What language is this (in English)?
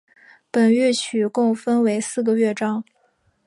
Chinese